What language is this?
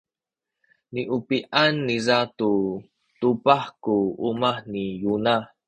Sakizaya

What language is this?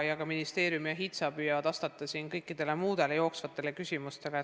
Estonian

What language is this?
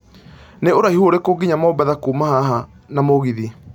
Kikuyu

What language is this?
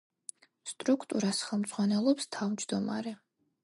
Georgian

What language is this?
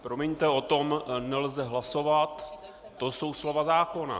Czech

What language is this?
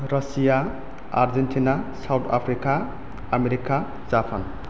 Bodo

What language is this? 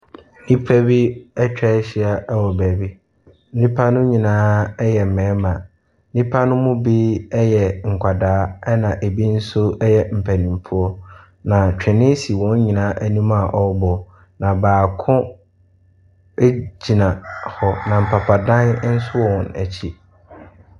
Akan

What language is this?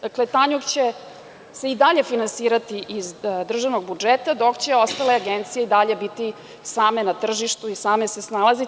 Serbian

